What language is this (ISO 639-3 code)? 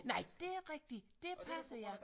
dan